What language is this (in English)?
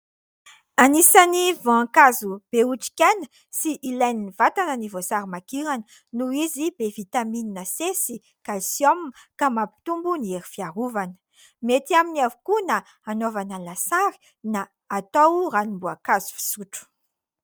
Malagasy